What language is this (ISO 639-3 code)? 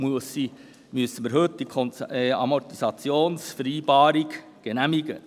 gsw